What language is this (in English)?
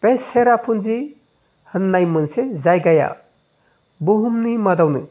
Bodo